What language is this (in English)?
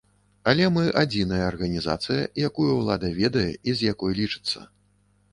Belarusian